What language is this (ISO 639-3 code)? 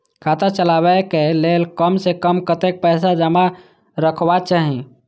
mai